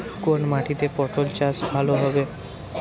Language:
Bangla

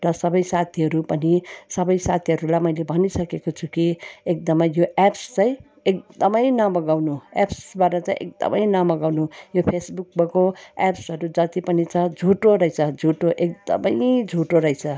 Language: Nepali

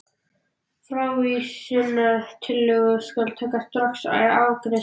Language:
Icelandic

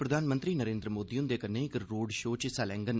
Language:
Dogri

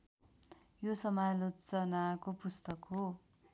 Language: Nepali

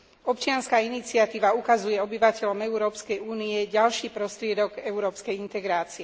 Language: Slovak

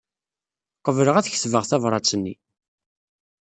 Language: Kabyle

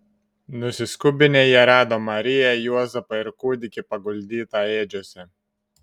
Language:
Lithuanian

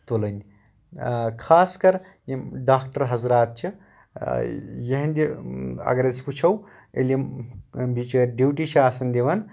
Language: Kashmiri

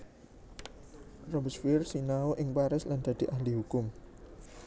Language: Javanese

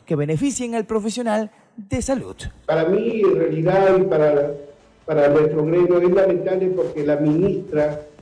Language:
Spanish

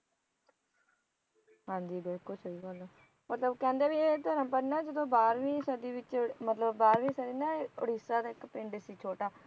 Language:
Punjabi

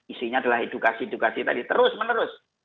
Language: Indonesian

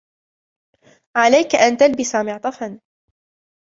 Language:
Arabic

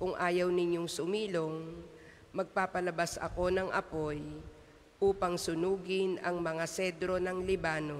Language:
Filipino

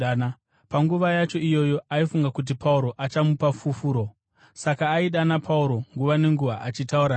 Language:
Shona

